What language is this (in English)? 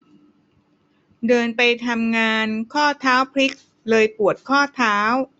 Thai